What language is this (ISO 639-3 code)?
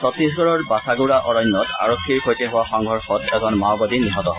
asm